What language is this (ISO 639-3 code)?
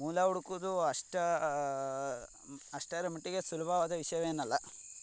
kan